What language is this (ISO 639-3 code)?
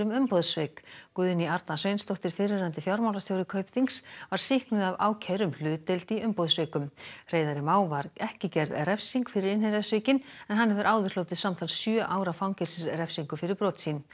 isl